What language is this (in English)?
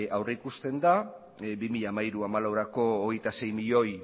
Basque